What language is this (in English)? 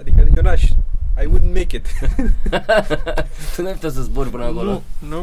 Romanian